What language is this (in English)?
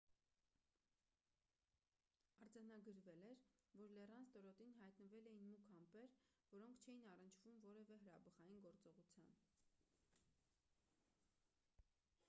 Armenian